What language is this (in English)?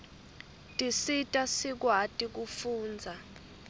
Swati